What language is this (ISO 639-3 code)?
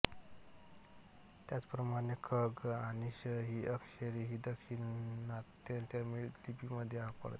mar